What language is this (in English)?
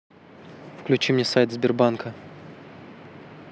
Russian